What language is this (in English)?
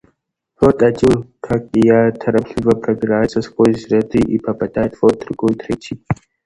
Russian